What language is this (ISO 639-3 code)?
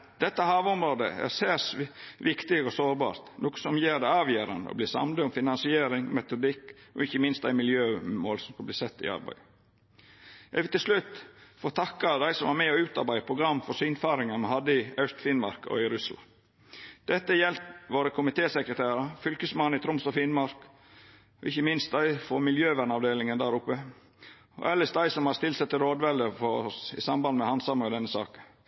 nno